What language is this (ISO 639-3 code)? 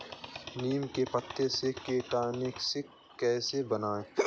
hin